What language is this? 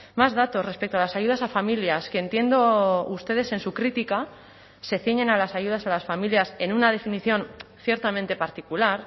Spanish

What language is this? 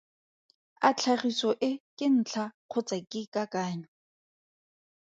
Tswana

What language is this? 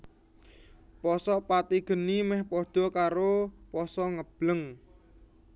Javanese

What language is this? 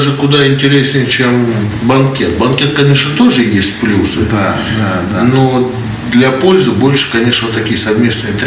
Russian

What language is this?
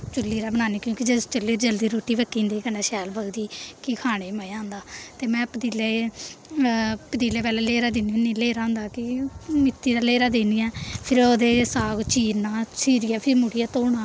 Dogri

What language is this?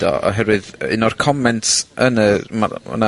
Welsh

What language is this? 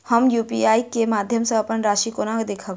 Maithili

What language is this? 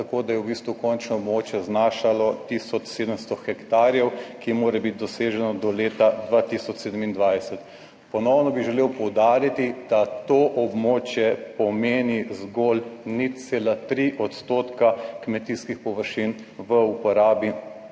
Slovenian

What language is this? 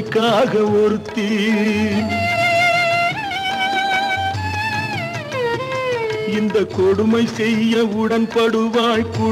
Hindi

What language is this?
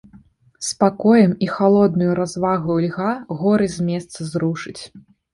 Belarusian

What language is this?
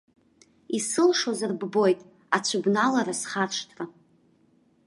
Abkhazian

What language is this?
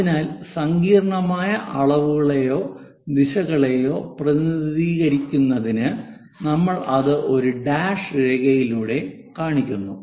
Malayalam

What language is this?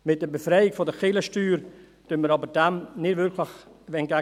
Swiss German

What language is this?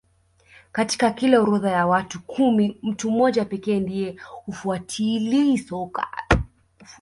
Swahili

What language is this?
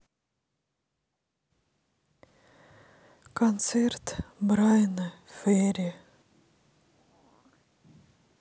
Russian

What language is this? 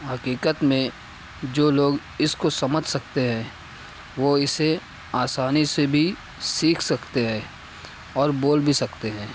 Urdu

